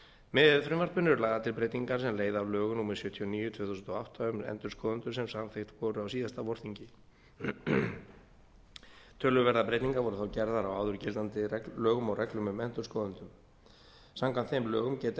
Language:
Icelandic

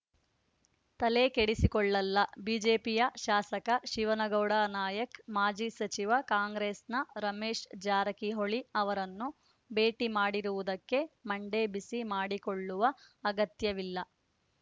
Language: Kannada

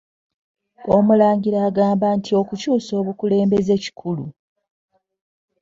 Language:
Ganda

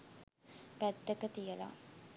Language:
Sinhala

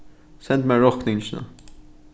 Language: Faroese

